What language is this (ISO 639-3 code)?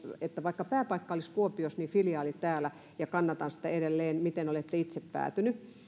fin